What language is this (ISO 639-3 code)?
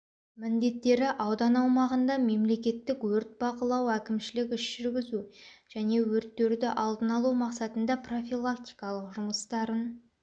kaz